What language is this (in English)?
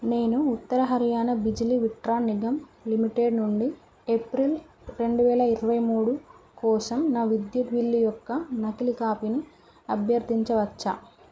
Telugu